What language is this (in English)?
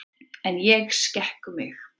Icelandic